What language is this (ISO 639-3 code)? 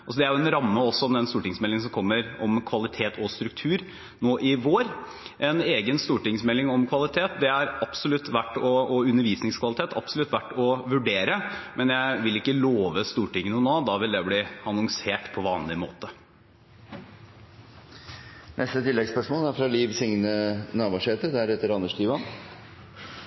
nor